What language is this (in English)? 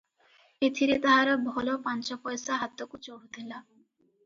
Odia